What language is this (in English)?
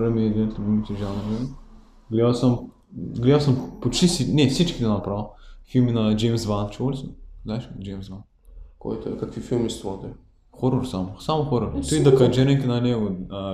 Bulgarian